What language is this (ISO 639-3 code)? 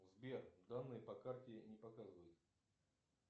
rus